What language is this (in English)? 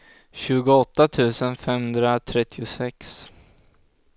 Swedish